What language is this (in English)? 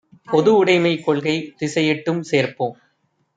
Tamil